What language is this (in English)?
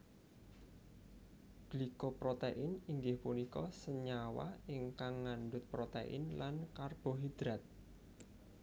Javanese